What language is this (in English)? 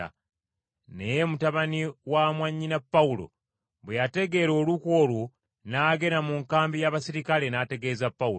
Ganda